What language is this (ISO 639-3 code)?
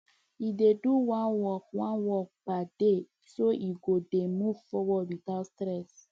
pcm